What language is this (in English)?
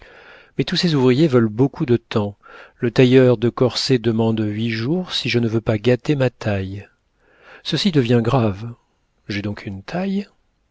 French